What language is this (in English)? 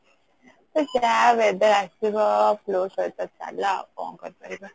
Odia